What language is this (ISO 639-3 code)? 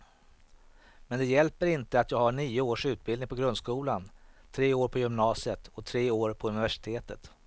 swe